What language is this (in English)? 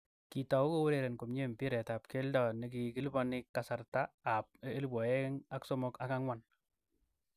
Kalenjin